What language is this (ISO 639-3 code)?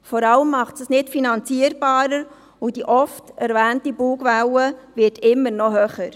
gsw